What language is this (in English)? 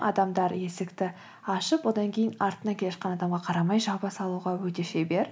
Kazakh